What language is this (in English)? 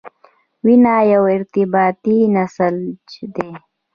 Pashto